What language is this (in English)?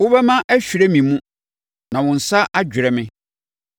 Akan